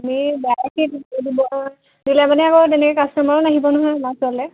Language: Assamese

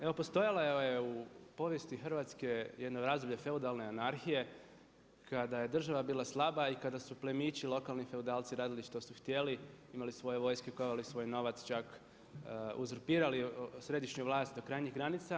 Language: Croatian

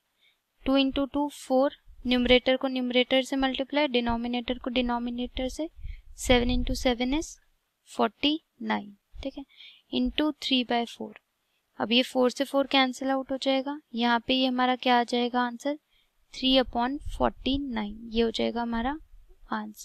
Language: Hindi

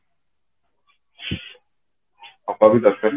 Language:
Odia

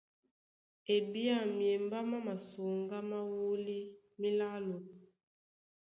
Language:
Duala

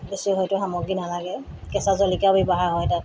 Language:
Assamese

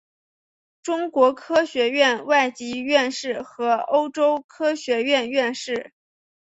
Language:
Chinese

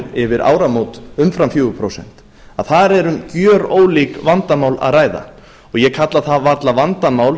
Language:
Icelandic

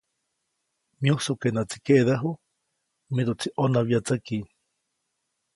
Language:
Copainalá Zoque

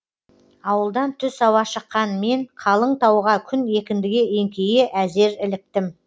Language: Kazakh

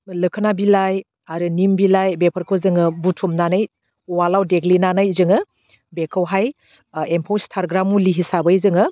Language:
Bodo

